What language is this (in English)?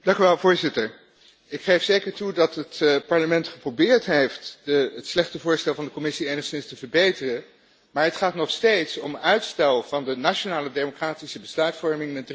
Dutch